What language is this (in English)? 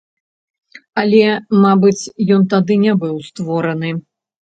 Belarusian